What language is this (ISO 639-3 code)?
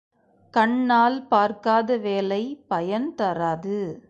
tam